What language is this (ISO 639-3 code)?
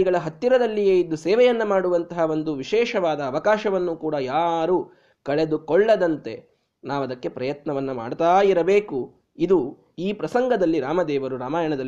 kan